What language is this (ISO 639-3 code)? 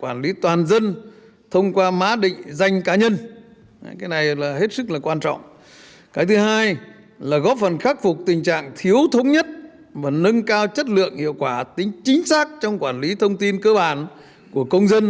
vie